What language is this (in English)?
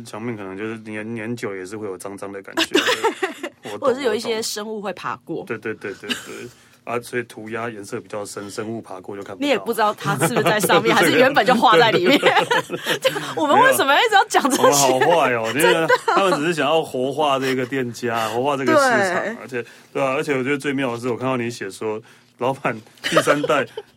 Chinese